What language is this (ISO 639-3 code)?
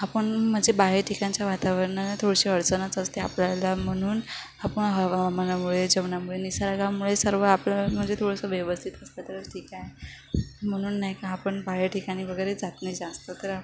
mar